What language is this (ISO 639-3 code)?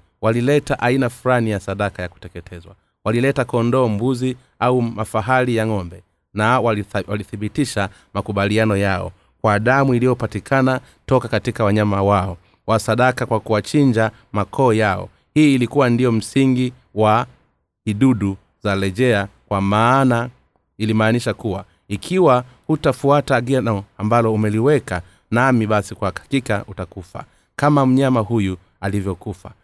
swa